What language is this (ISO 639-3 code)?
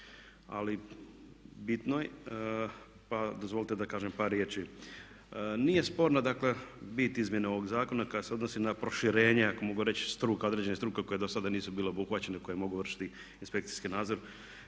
hrv